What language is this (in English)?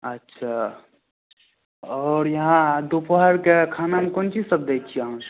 Maithili